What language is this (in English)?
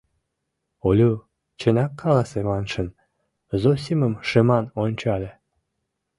Mari